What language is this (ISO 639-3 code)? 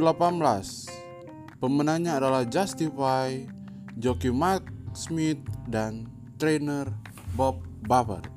ind